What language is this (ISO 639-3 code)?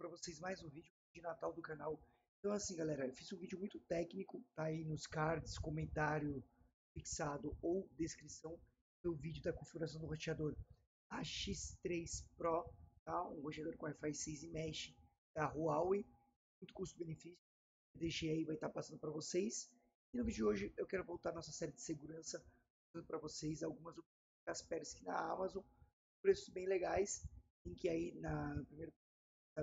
por